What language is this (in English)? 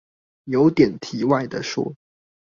Chinese